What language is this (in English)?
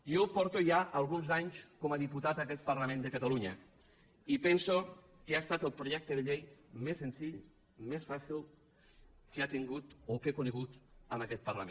Catalan